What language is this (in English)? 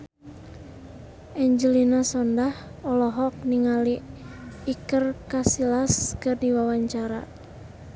Sundanese